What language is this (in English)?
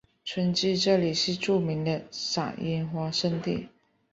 Chinese